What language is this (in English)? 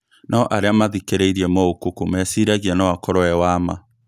Kikuyu